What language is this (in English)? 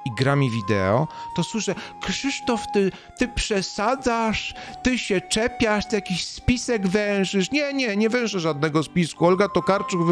Polish